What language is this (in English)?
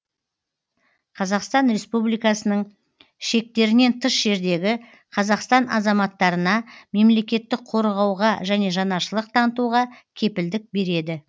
Kazakh